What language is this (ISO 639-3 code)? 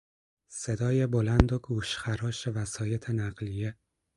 fas